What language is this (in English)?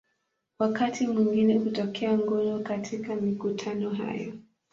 Swahili